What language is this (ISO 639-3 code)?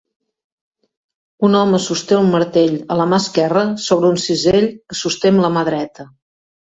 cat